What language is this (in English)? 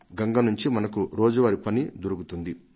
Telugu